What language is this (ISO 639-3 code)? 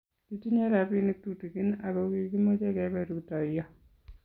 kln